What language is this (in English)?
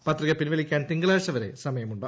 Malayalam